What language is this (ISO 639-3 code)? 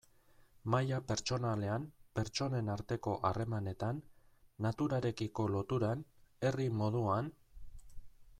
eus